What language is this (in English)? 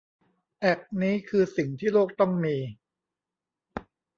Thai